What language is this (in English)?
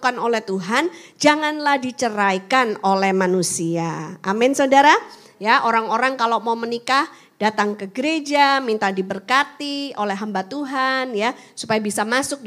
Indonesian